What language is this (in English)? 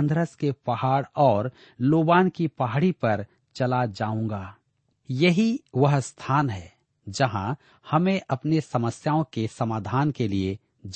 Hindi